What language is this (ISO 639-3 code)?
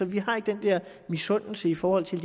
dan